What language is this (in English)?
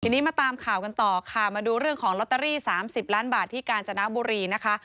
Thai